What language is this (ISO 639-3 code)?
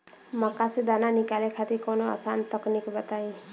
bho